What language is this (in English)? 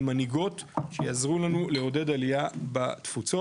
Hebrew